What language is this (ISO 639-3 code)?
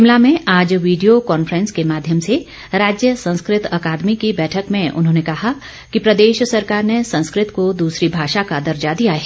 hin